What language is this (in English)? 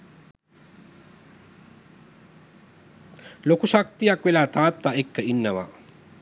Sinhala